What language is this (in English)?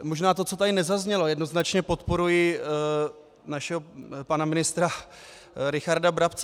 Czech